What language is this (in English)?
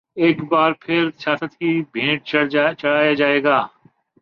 Urdu